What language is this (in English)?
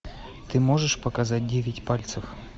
Russian